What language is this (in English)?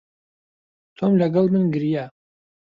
Central Kurdish